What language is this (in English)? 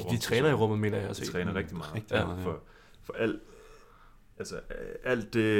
Danish